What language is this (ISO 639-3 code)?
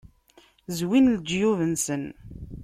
kab